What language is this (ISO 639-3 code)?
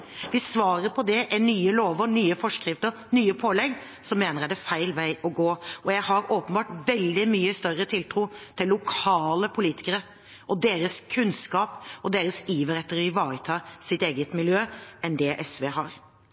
nob